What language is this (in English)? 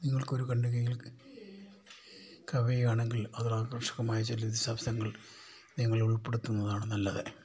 Malayalam